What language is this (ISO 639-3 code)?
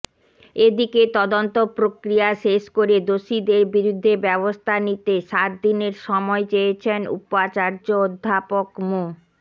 ben